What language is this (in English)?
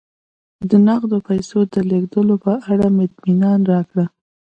Pashto